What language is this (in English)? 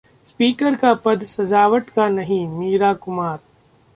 Hindi